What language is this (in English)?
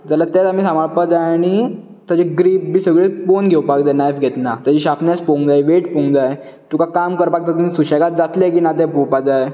Konkani